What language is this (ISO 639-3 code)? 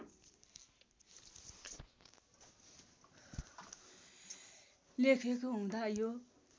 nep